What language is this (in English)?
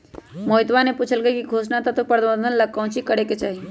Magahi